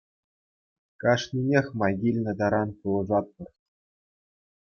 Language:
Chuvash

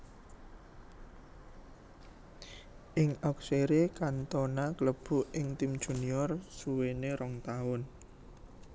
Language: Javanese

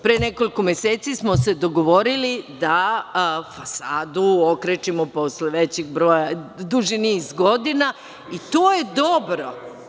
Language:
Serbian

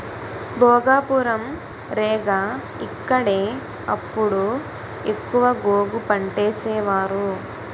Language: Telugu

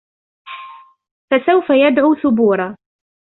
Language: Arabic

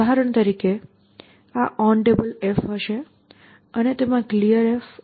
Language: Gujarati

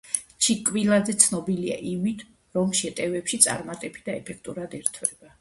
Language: Georgian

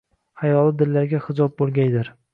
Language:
Uzbek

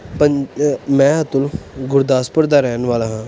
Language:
Punjabi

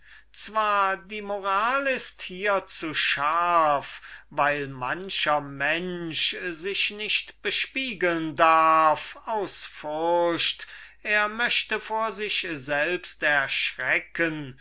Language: German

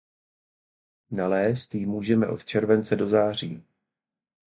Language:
Czech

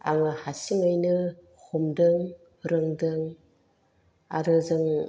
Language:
Bodo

